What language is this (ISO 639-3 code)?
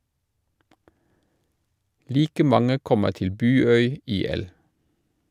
nor